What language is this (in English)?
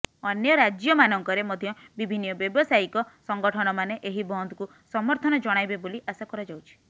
Odia